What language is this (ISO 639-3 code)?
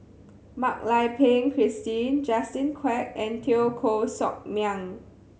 eng